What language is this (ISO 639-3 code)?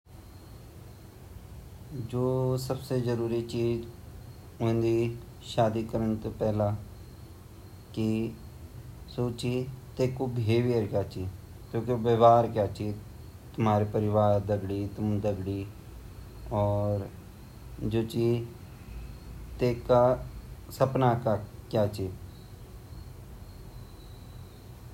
gbm